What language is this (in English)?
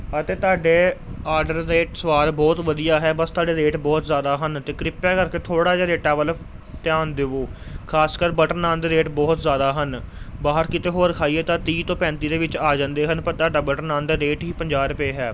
Punjabi